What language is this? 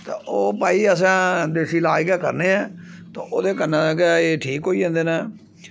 Dogri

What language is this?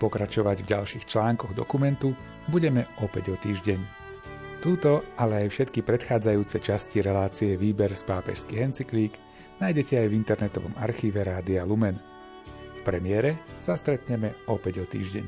Slovak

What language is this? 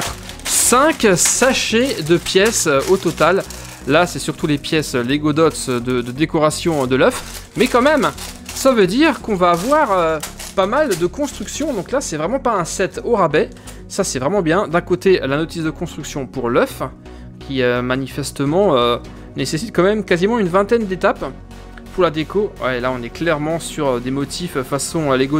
French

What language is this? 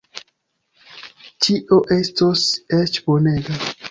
Esperanto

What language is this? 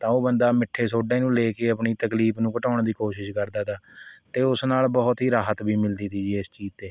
Punjabi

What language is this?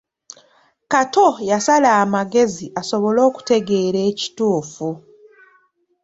Ganda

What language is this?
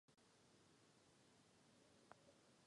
Czech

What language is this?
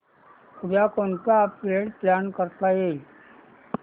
Marathi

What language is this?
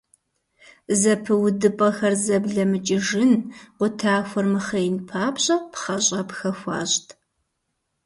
Kabardian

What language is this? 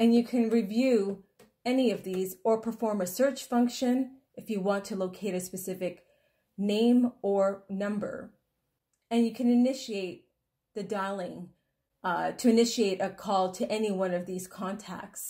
English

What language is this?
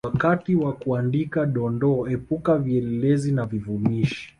Swahili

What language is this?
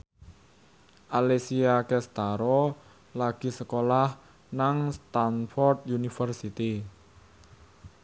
Javanese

